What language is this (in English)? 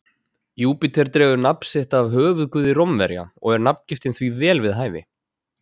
Icelandic